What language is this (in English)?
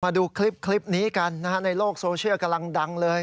Thai